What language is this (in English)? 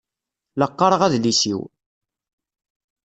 Kabyle